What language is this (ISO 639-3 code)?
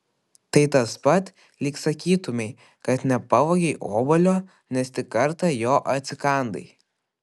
lit